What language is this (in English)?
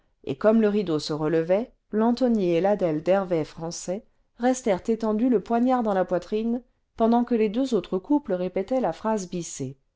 French